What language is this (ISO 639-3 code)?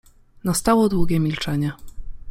pol